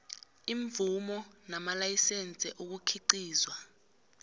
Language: South Ndebele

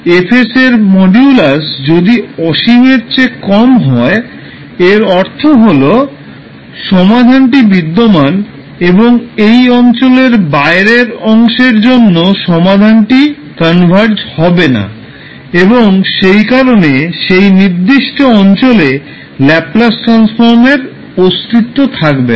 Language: Bangla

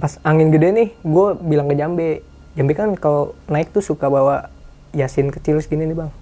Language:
Indonesian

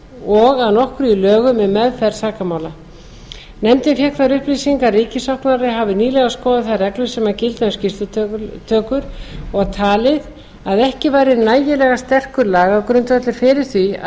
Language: Icelandic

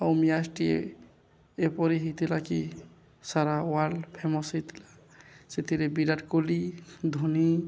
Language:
Odia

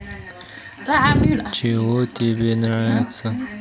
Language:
Russian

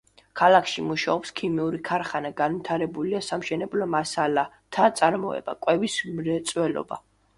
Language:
Georgian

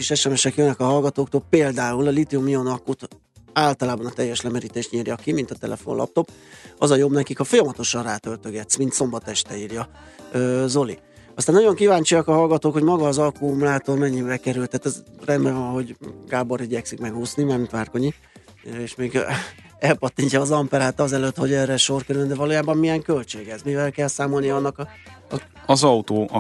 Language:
Hungarian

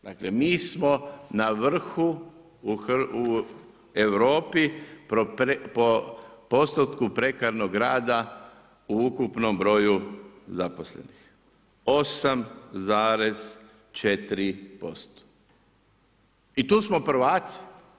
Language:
Croatian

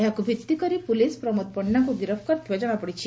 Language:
Odia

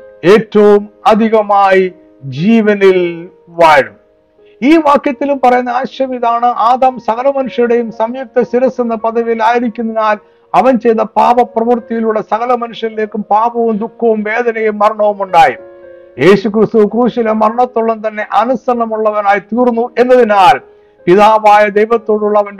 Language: Malayalam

